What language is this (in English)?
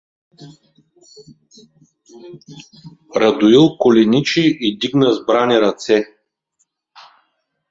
Bulgarian